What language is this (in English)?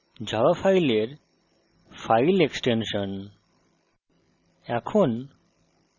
Bangla